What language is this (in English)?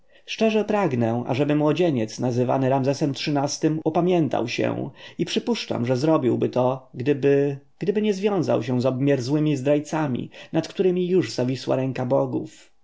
Polish